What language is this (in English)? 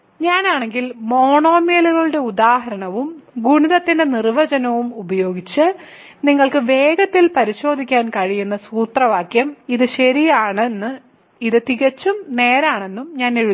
Malayalam